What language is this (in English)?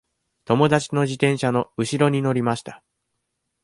Japanese